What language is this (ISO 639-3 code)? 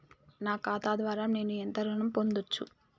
tel